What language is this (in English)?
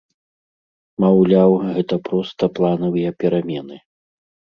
Belarusian